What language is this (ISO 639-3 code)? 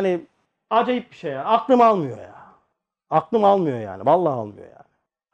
tur